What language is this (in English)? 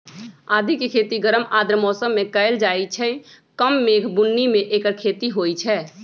Magahi